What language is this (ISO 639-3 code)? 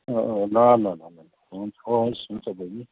nep